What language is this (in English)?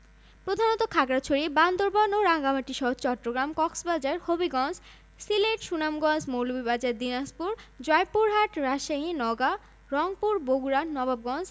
Bangla